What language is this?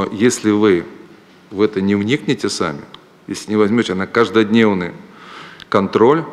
Russian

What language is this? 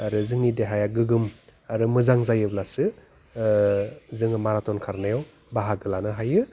Bodo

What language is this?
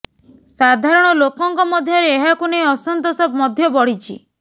Odia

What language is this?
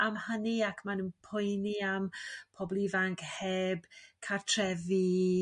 Welsh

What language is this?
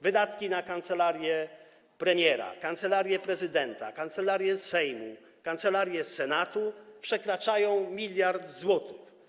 Polish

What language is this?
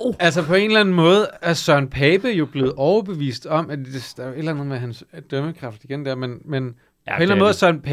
Danish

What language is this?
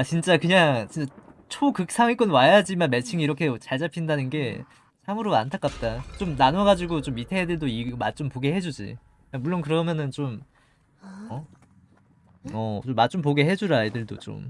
Korean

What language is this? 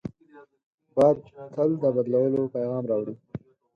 Pashto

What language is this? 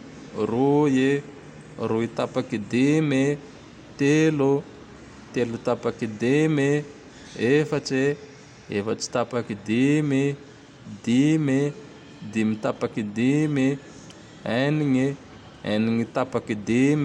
Tandroy-Mahafaly Malagasy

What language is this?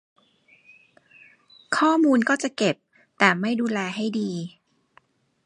Thai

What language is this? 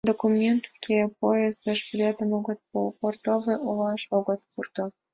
Mari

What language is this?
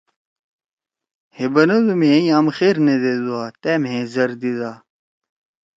Torwali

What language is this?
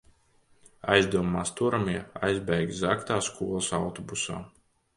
Latvian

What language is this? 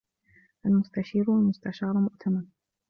Arabic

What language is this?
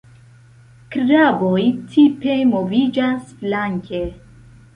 Esperanto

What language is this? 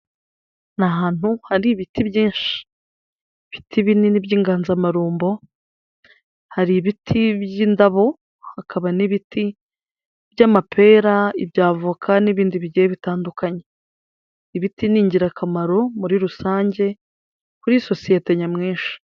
Kinyarwanda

